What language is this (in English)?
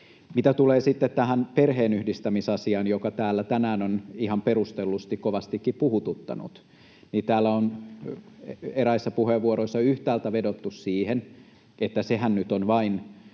Finnish